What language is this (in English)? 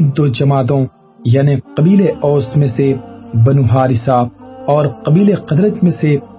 Urdu